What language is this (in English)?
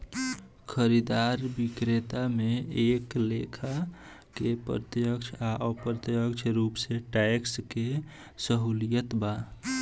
Bhojpuri